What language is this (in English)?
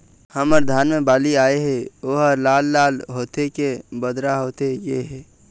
Chhattisgarhi